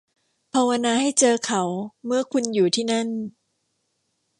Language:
Thai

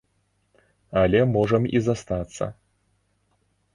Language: Belarusian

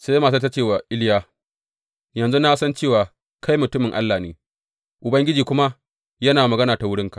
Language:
Hausa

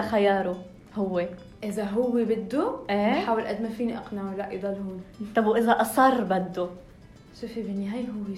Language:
Arabic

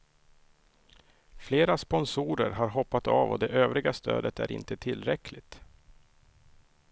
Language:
Swedish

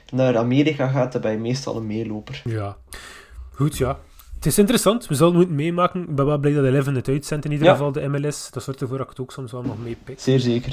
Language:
Dutch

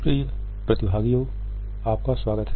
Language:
Hindi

